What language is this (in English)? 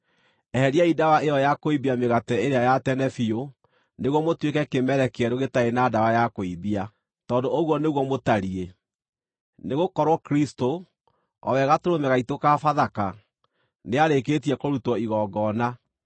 Kikuyu